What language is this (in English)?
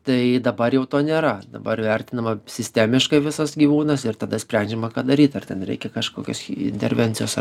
Lithuanian